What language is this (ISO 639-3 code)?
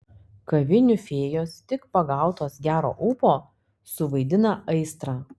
lit